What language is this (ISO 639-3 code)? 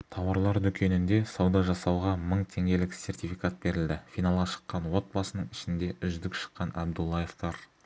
kaz